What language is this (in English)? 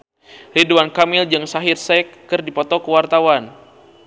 Sundanese